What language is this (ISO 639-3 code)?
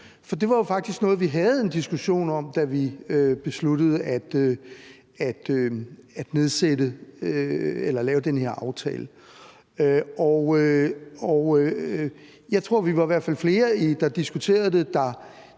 dan